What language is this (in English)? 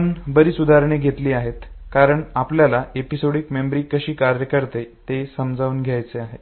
Marathi